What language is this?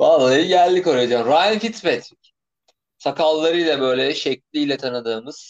Turkish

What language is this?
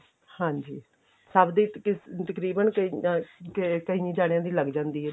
Punjabi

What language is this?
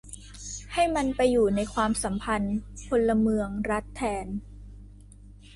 Thai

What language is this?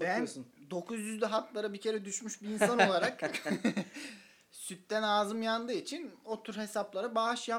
Turkish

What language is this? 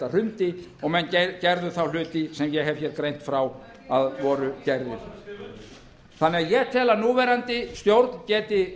Icelandic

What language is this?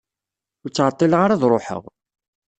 Kabyle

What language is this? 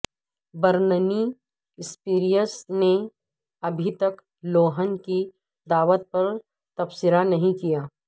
Urdu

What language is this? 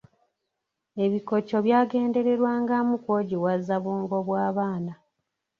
Ganda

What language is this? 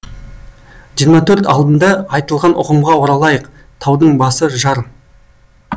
Kazakh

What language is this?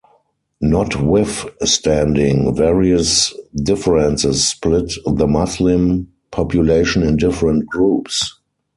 English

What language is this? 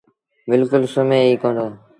Sindhi Bhil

